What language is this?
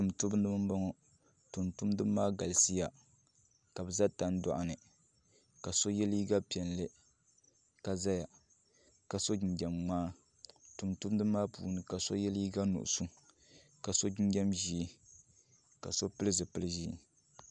Dagbani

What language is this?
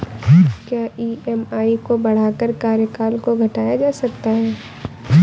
Hindi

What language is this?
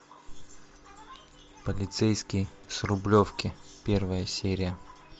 Russian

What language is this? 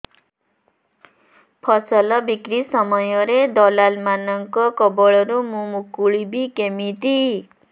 Odia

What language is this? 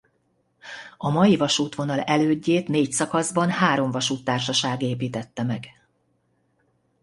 Hungarian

